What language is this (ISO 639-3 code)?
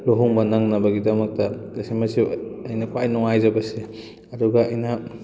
mni